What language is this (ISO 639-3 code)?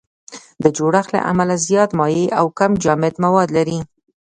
pus